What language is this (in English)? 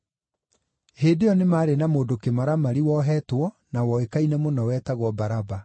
Kikuyu